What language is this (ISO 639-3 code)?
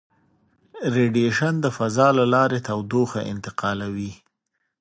pus